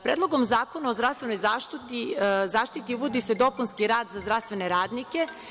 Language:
Serbian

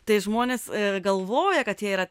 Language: Lithuanian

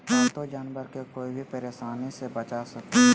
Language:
Magahi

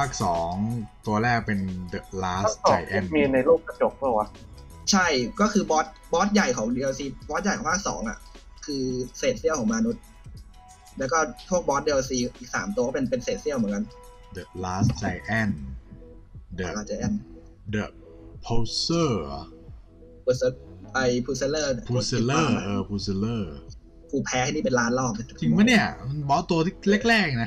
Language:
Thai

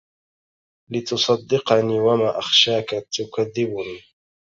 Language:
Arabic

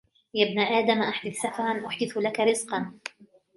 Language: Arabic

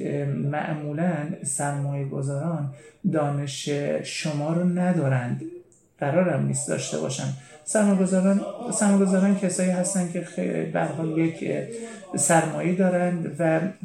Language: Persian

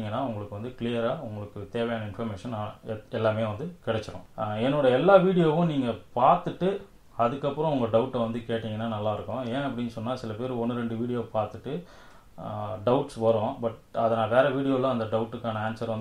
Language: Thai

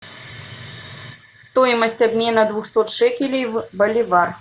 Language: Russian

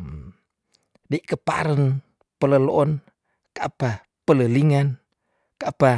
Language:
Tondano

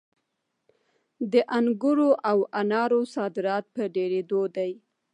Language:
Pashto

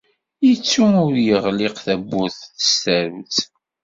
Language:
Kabyle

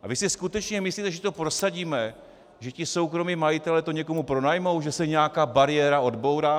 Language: Czech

